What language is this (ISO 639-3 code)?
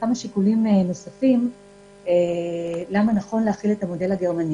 heb